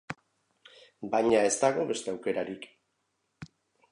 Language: Basque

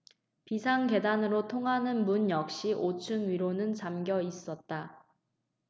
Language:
Korean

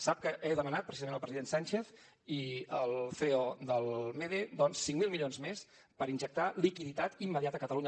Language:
Catalan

